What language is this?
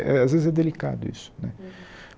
Portuguese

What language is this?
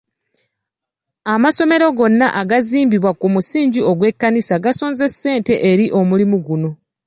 Ganda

